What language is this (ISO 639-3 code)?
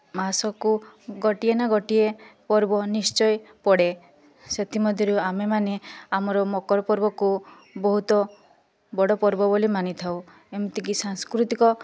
ori